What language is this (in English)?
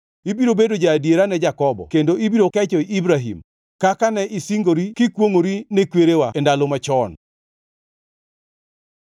Luo (Kenya and Tanzania)